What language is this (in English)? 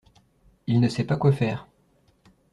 French